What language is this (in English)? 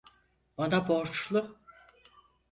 Turkish